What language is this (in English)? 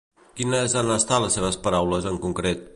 Catalan